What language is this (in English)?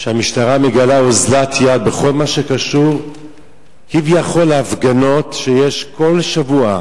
Hebrew